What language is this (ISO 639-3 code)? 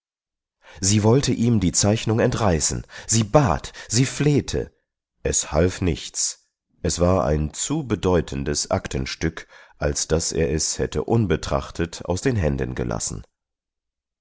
deu